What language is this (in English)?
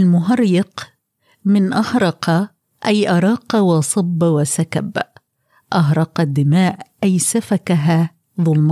Arabic